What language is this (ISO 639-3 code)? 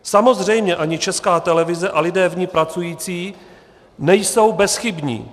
ces